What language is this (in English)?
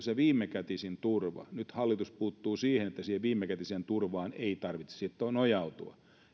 Finnish